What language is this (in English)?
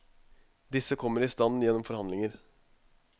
Norwegian